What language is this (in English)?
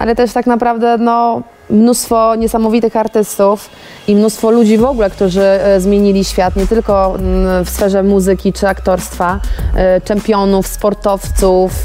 Polish